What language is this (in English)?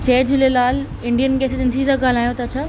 Sindhi